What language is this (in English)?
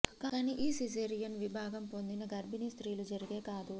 Telugu